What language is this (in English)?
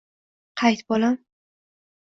Uzbek